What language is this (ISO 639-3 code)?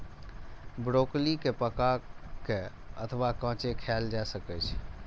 mai